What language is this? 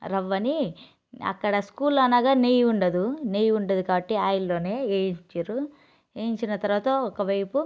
Telugu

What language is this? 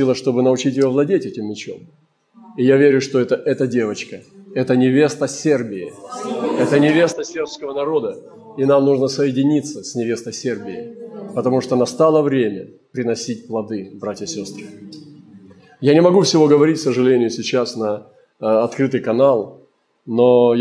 Russian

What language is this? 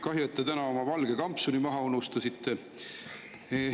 Estonian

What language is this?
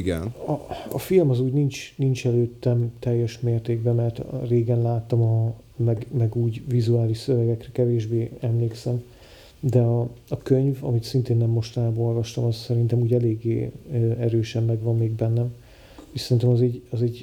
Hungarian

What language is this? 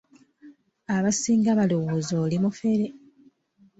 Ganda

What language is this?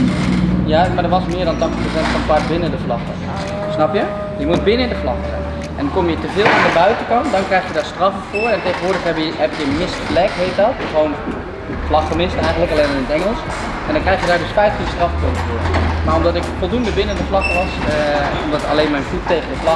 Dutch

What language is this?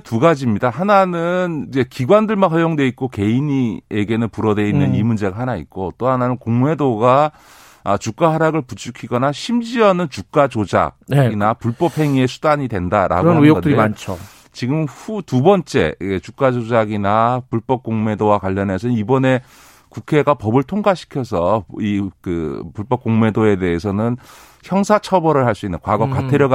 Korean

